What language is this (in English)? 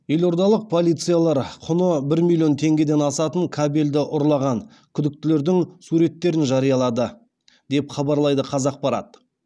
Kazakh